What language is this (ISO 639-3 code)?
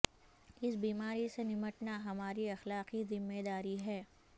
urd